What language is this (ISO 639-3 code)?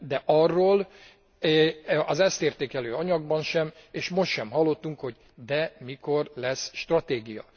hun